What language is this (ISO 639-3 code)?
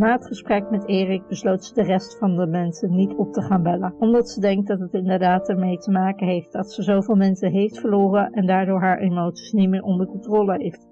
nld